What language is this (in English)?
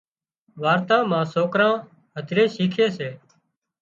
Wadiyara Koli